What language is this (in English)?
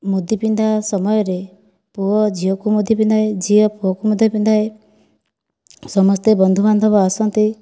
Odia